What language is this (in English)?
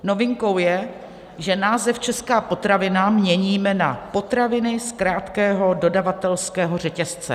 Czech